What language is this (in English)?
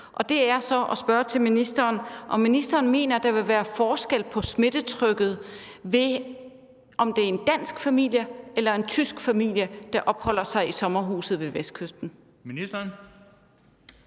Danish